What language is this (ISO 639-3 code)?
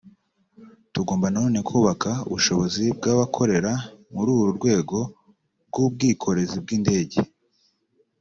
kin